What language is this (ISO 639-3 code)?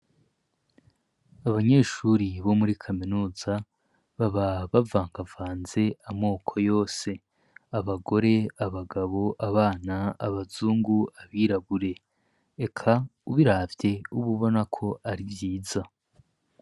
run